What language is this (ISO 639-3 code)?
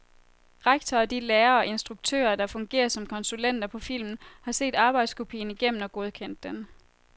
dan